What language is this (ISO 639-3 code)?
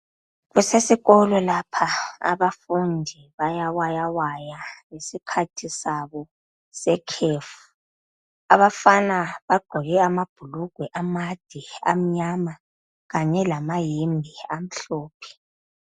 nde